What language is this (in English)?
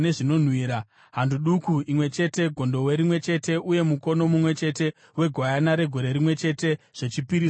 Shona